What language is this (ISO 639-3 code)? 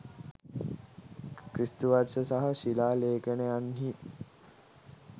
sin